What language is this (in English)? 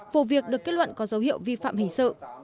Vietnamese